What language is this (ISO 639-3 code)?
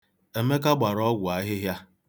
ibo